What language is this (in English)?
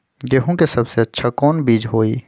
Magahi